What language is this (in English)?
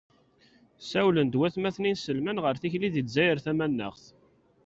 Kabyle